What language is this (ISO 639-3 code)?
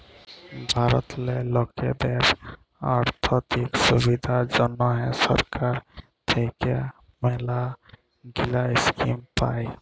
ben